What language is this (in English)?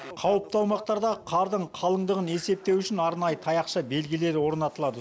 Kazakh